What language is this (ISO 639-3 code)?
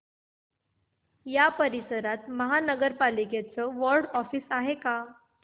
mar